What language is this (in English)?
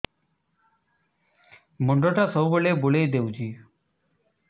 Odia